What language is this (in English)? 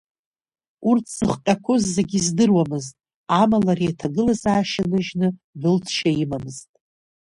Abkhazian